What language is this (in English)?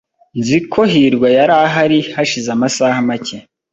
Kinyarwanda